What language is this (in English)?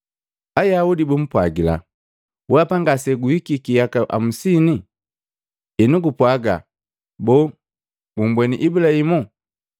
Matengo